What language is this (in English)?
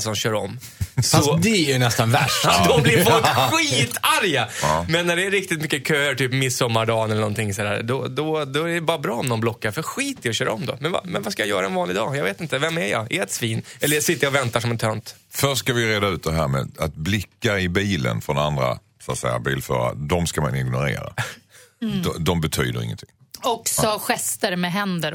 Swedish